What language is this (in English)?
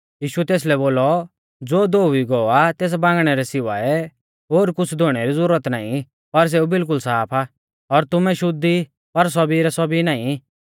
Mahasu Pahari